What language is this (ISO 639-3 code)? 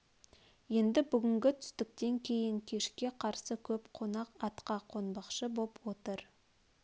kaz